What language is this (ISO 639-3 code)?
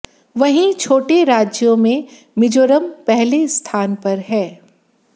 hin